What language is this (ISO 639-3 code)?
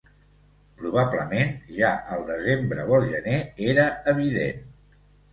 cat